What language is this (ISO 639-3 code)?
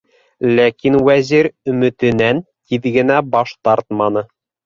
bak